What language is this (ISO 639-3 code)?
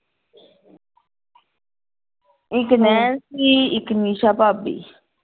pan